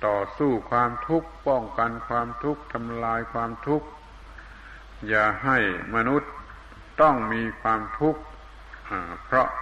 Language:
Thai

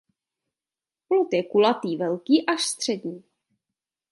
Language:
Czech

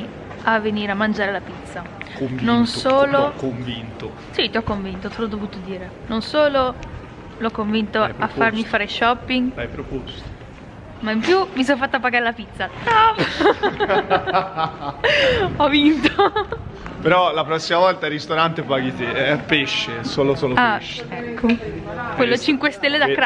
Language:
Italian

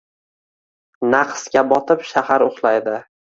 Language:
Uzbek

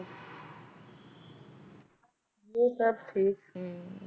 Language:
Punjabi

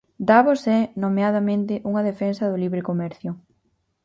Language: Galician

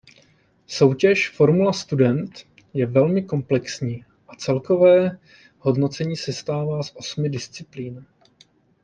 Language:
Czech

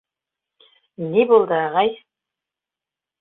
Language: Bashkir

